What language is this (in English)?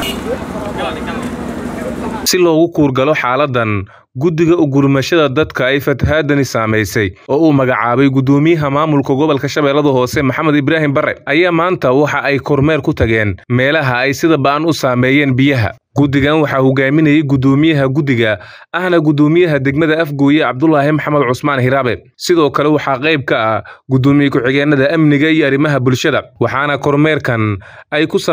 Arabic